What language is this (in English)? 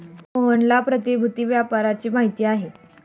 Marathi